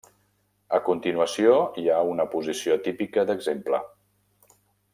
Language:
Catalan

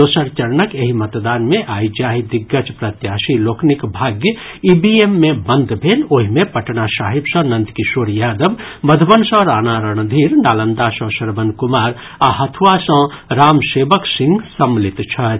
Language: Maithili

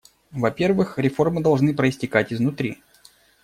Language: Russian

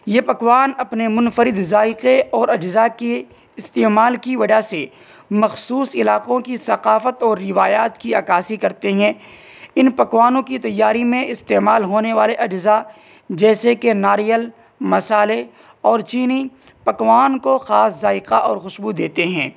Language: Urdu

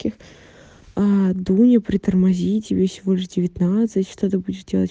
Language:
Russian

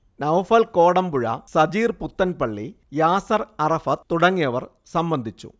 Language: Malayalam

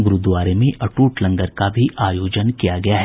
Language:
Hindi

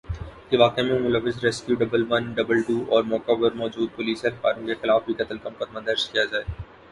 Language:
Urdu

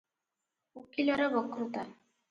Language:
Odia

